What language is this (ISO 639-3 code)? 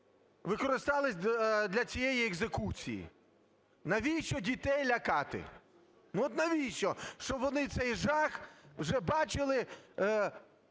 ukr